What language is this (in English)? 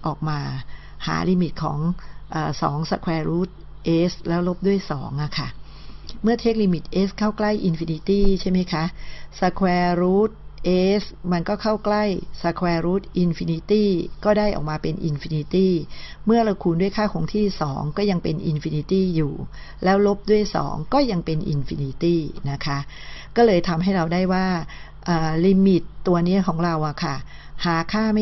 Thai